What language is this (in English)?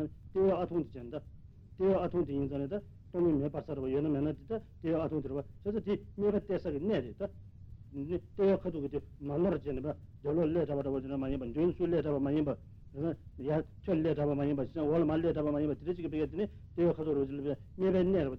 Italian